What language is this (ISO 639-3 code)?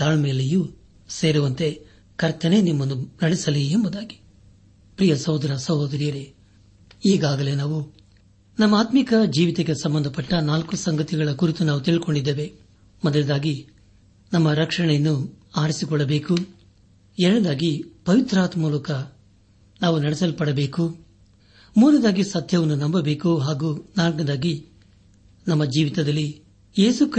kan